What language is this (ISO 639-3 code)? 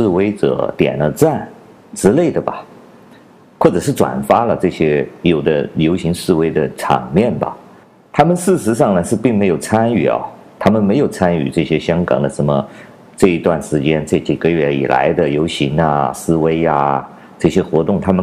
zho